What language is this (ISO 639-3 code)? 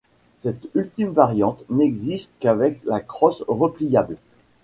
fra